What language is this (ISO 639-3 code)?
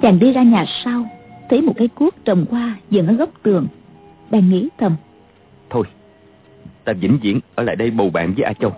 vie